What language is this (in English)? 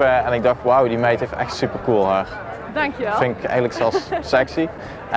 Dutch